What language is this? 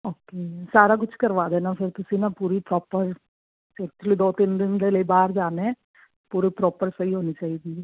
Punjabi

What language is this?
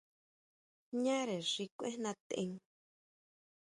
Huautla Mazatec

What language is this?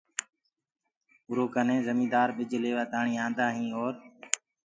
Gurgula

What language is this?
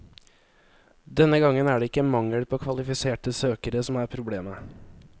Norwegian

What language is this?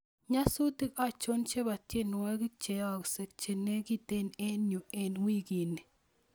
Kalenjin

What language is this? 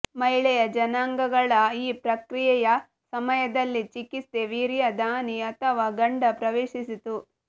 Kannada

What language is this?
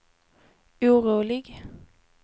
Swedish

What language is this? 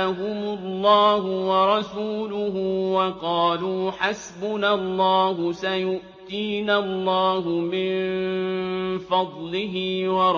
Arabic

